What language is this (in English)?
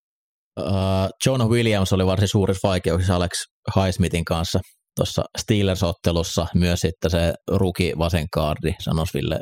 Finnish